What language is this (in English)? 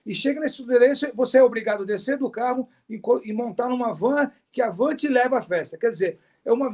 Portuguese